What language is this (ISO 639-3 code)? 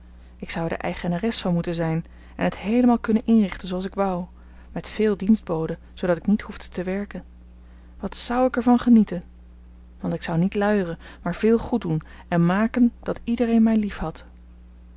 nld